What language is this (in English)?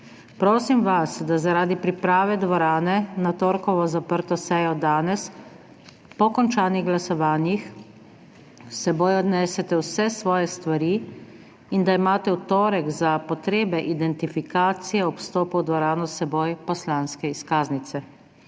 Slovenian